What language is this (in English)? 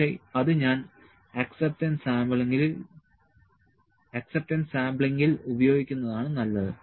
Malayalam